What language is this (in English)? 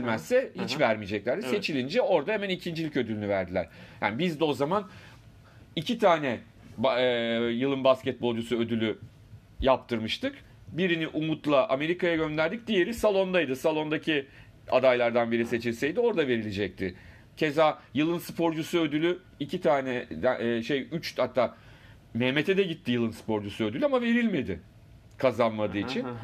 Turkish